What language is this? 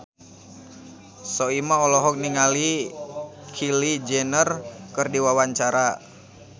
Sundanese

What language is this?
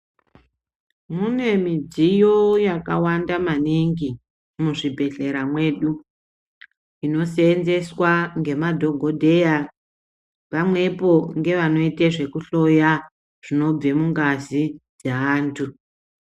Ndau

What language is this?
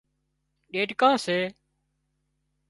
Wadiyara Koli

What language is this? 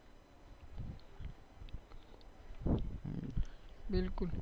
Gujarati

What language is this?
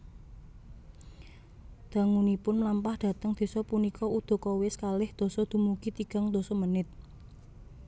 Javanese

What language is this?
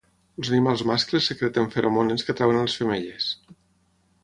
Catalan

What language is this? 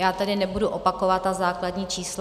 Czech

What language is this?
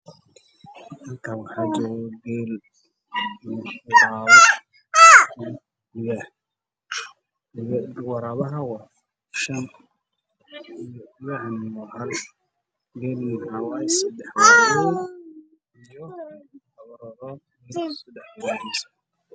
Somali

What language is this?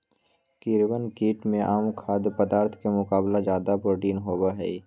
Magahi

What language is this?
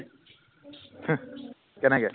Assamese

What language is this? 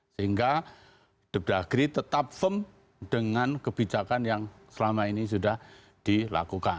Indonesian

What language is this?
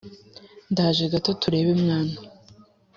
Kinyarwanda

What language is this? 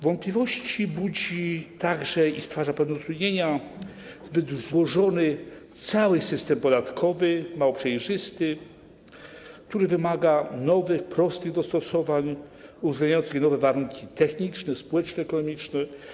Polish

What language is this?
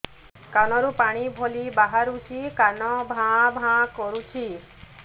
Odia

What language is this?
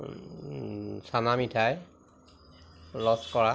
Assamese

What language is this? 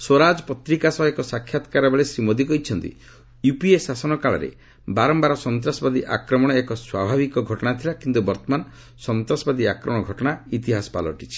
Odia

